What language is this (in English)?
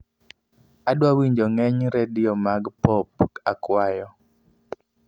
Luo (Kenya and Tanzania)